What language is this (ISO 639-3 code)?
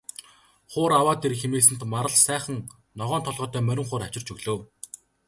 mon